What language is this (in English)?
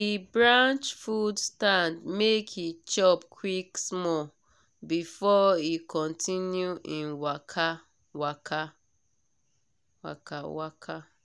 Nigerian Pidgin